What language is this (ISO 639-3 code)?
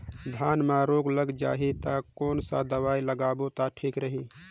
hne